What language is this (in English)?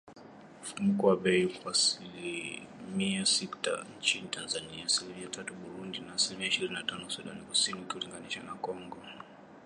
Swahili